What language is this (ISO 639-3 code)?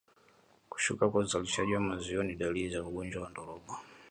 swa